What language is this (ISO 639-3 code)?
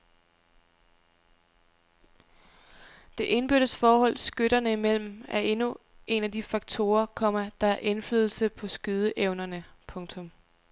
dan